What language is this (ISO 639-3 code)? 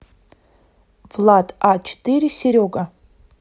rus